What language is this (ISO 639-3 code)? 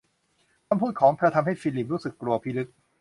tha